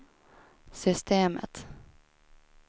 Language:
Swedish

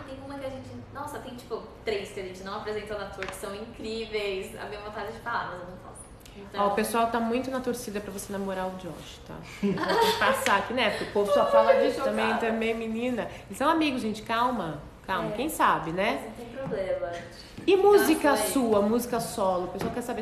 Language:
Portuguese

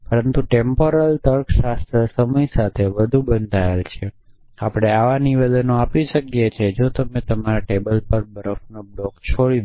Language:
Gujarati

